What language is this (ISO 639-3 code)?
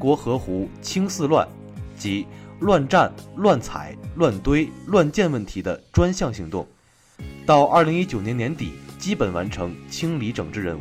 zho